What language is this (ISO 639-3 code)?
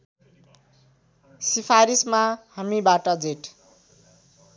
nep